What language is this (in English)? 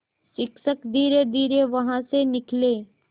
Hindi